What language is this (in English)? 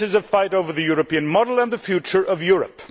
English